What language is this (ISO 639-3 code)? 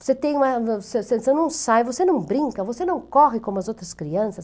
por